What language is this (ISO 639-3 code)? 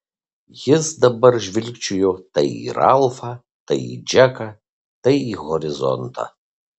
lit